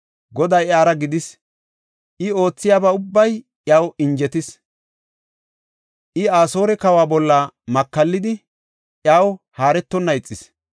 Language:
Gofa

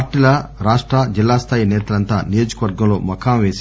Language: Telugu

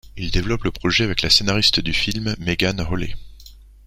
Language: French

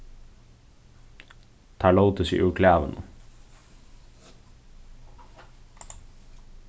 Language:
Faroese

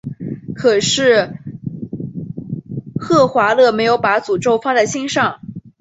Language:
Chinese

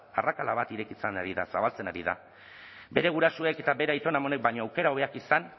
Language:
Basque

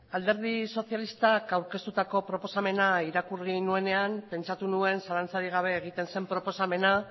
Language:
Basque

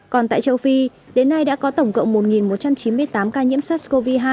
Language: Vietnamese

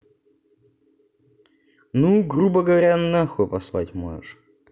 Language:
Russian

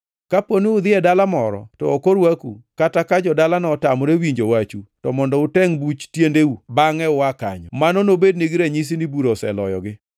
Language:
Luo (Kenya and Tanzania)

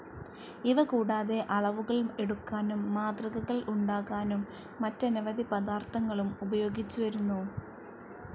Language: Malayalam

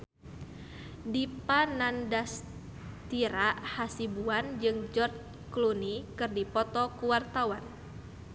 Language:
Sundanese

